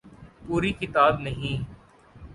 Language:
Urdu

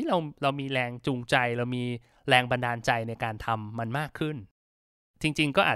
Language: Thai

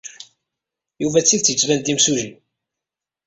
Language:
Kabyle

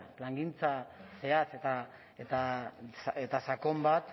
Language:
Basque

